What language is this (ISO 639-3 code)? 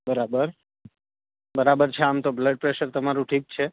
guj